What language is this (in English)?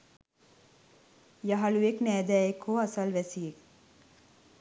Sinhala